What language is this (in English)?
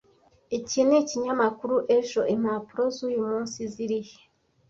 Kinyarwanda